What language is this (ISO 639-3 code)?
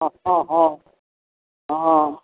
mai